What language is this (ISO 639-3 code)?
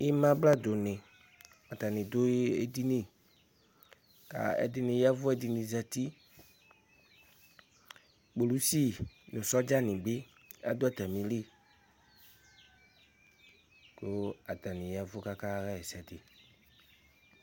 kpo